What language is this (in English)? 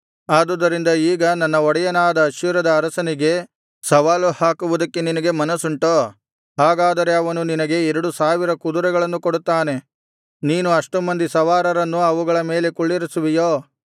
Kannada